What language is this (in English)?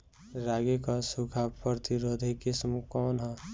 Bhojpuri